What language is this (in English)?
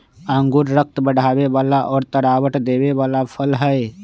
Magahi